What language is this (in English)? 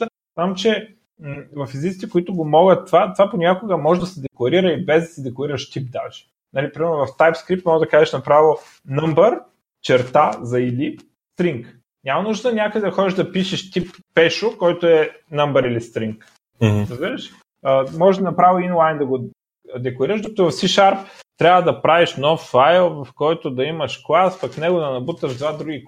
Bulgarian